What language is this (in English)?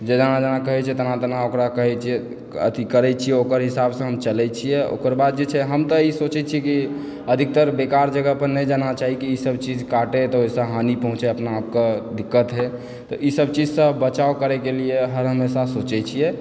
Maithili